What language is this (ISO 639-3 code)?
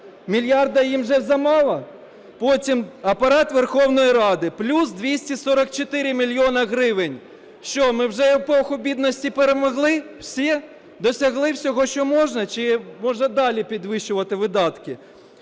ukr